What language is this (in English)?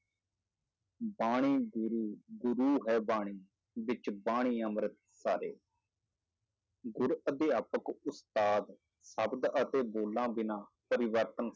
Punjabi